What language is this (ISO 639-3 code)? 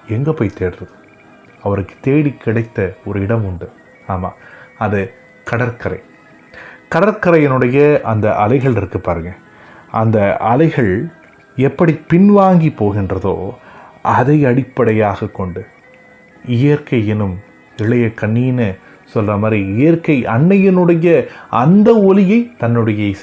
tam